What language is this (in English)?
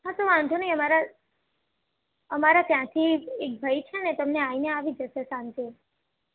Gujarati